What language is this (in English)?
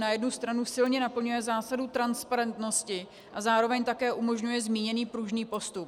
Czech